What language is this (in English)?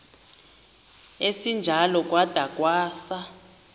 Xhosa